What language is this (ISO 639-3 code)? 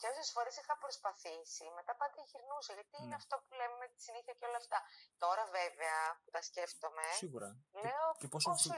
ell